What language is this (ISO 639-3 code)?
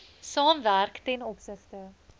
afr